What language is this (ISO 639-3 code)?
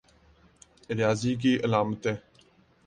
urd